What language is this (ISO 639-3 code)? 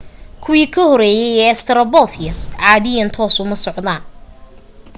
som